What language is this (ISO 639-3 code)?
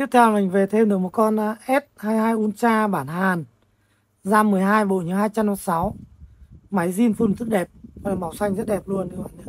vie